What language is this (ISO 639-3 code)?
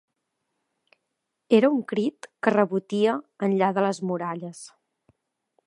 cat